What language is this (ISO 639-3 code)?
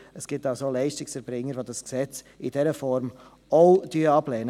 gsw